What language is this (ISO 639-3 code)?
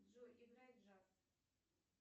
rus